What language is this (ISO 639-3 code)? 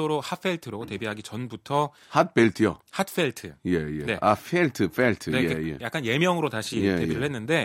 kor